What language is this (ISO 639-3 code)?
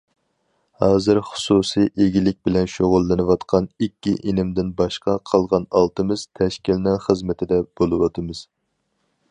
uig